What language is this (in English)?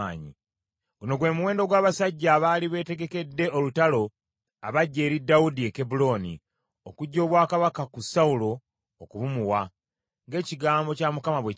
Ganda